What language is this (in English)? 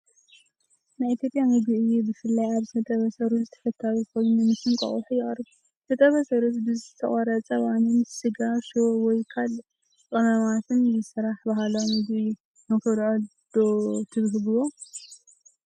Tigrinya